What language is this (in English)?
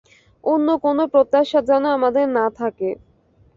Bangla